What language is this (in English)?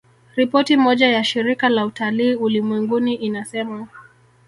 Swahili